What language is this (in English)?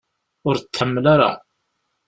Kabyle